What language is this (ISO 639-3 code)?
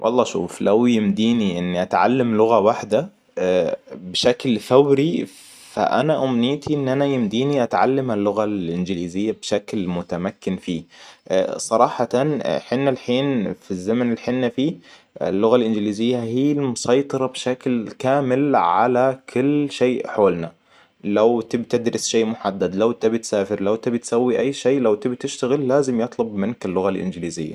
acw